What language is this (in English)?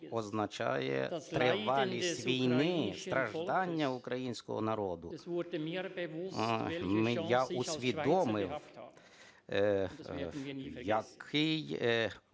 Ukrainian